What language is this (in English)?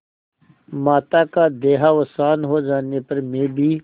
Hindi